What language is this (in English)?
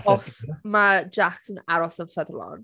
Welsh